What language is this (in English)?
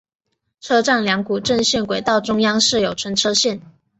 Chinese